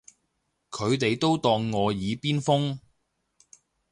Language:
Cantonese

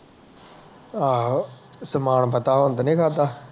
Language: Punjabi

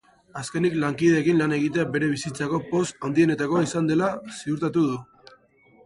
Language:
Basque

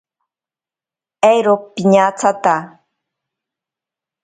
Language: Ashéninka Perené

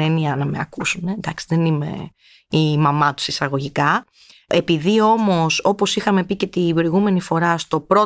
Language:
Greek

